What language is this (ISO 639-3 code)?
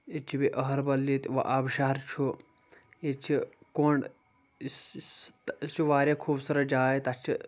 kas